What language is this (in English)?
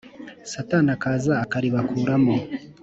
Kinyarwanda